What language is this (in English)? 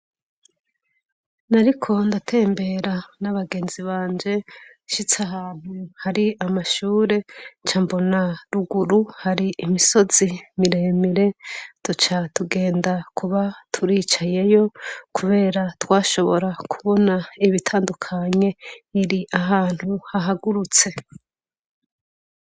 Rundi